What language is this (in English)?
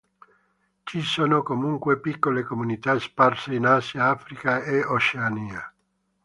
Italian